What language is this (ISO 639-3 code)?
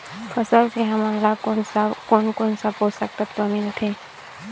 hne